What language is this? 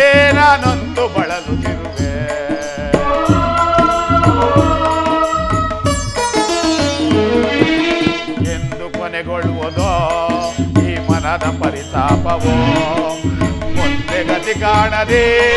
Kannada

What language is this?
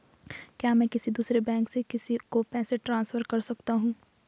Hindi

